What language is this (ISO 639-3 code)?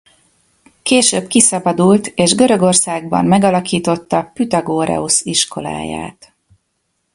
hun